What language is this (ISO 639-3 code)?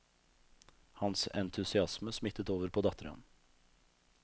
nor